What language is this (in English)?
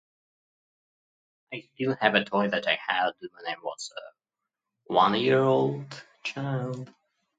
English